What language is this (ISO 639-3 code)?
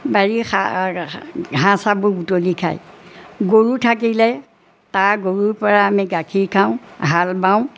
asm